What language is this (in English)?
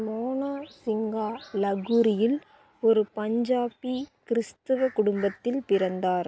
Tamil